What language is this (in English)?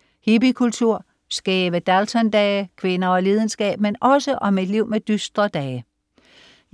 Danish